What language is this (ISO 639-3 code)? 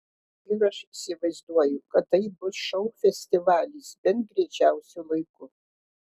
lit